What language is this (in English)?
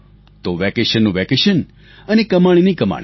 Gujarati